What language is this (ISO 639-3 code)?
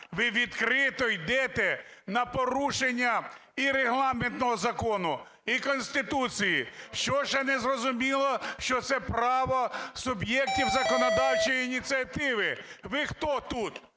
ukr